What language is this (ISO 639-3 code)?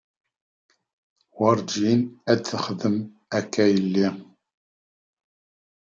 kab